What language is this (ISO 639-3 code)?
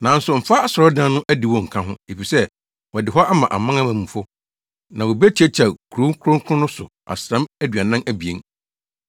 aka